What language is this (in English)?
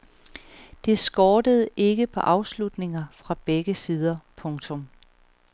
Danish